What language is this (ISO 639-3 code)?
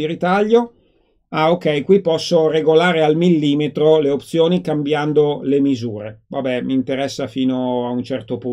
ita